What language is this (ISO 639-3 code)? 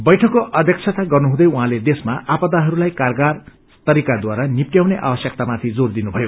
nep